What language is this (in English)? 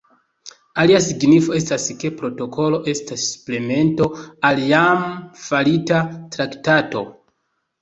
Esperanto